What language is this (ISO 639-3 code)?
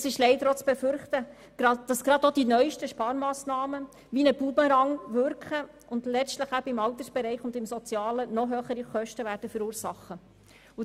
gsw